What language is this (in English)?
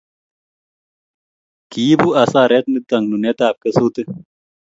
Kalenjin